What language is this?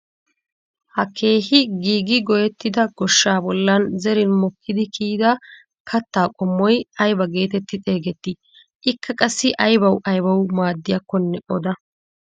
Wolaytta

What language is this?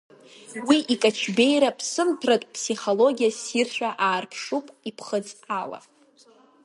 Abkhazian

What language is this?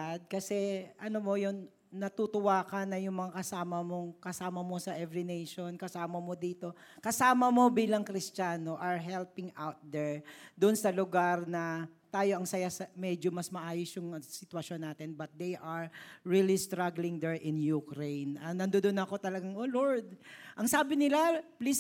Filipino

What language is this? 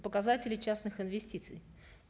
Kazakh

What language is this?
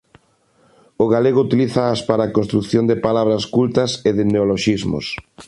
Galician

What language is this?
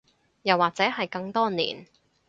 Cantonese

